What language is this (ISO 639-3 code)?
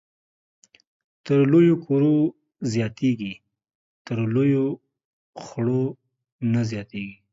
pus